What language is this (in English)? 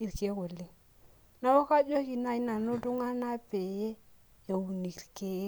Masai